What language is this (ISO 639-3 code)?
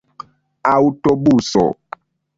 epo